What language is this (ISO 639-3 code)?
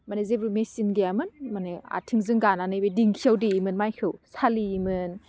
brx